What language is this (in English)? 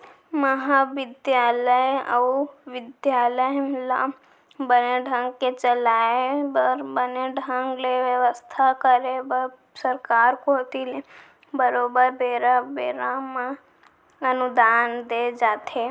Chhattisgarhi